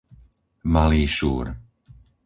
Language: Slovak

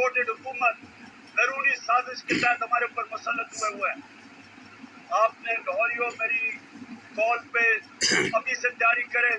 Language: Urdu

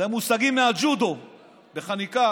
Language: Hebrew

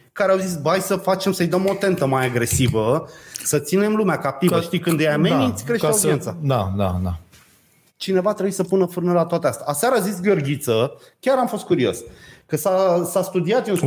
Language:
Romanian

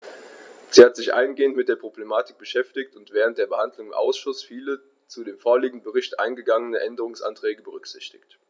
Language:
German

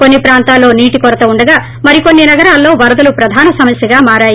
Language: Telugu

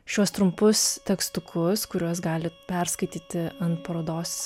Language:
Lithuanian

